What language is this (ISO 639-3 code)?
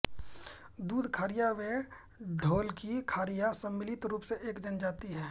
hin